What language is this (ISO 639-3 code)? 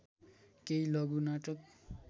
nep